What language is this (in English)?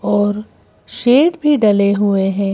Hindi